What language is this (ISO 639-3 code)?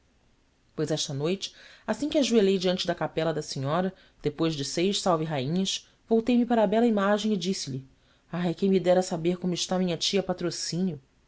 por